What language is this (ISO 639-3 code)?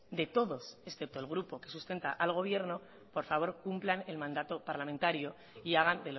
spa